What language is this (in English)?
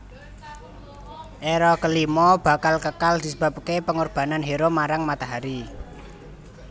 Javanese